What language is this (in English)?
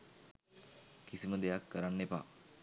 Sinhala